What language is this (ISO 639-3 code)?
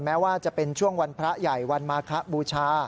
tha